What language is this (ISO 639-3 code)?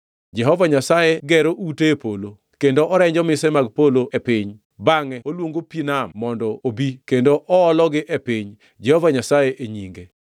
luo